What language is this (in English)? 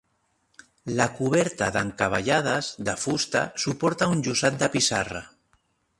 Catalan